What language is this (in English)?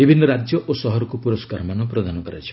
Odia